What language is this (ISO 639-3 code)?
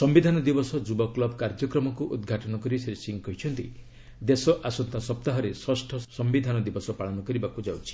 ori